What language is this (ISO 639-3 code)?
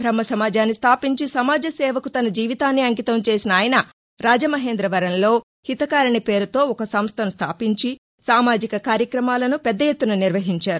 tel